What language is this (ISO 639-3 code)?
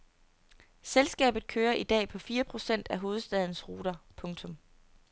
dan